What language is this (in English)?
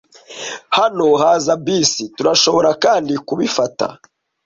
Kinyarwanda